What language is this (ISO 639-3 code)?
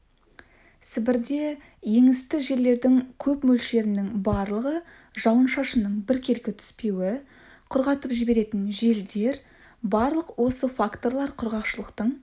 kaz